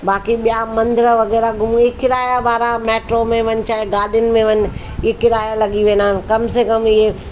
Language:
Sindhi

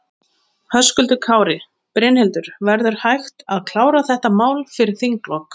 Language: Icelandic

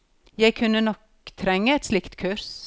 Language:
Norwegian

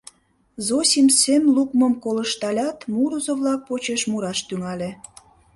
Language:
Mari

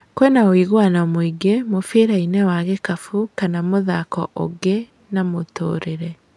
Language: Kikuyu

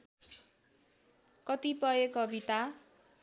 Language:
Nepali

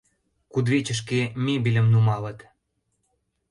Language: Mari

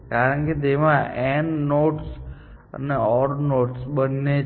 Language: Gujarati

